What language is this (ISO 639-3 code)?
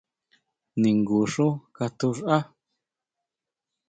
mau